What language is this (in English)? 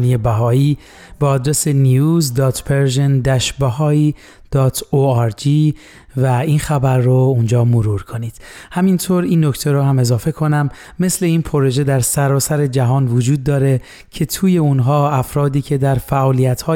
Persian